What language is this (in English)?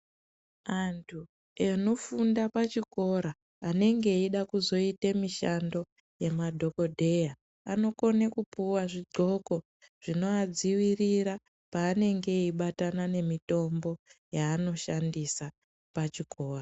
Ndau